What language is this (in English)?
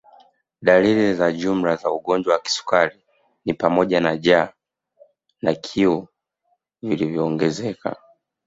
Swahili